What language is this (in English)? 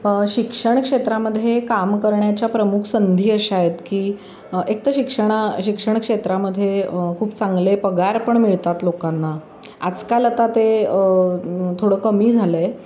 Marathi